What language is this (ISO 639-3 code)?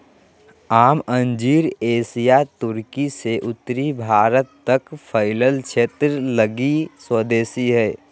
mag